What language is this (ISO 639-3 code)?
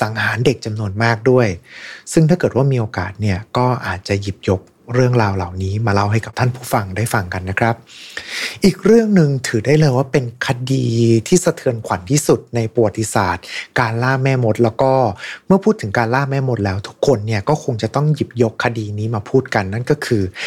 tha